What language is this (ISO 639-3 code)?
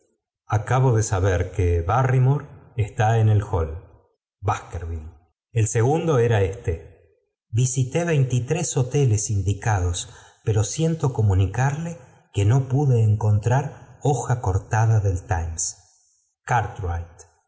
spa